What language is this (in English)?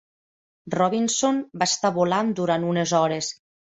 Catalan